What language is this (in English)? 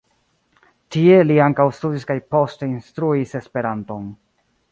Esperanto